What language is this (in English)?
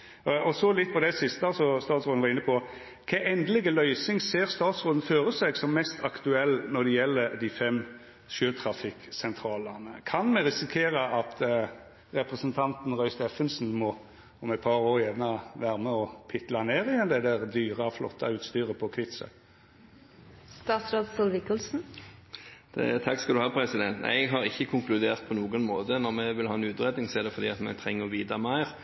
Norwegian